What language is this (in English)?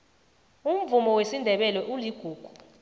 South Ndebele